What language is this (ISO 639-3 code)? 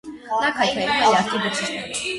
hye